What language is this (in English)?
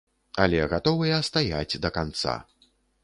Belarusian